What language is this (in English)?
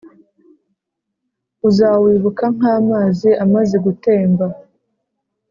Kinyarwanda